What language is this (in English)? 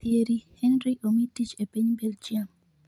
Luo (Kenya and Tanzania)